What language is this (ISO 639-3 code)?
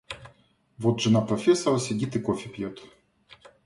rus